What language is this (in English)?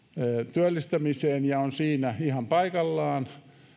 Finnish